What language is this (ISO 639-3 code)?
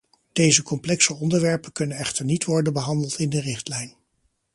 nld